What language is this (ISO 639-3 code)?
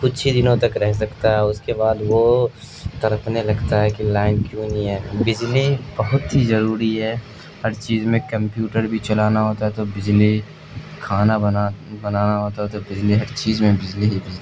urd